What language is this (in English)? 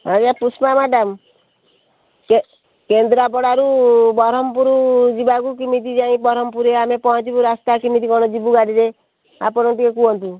Odia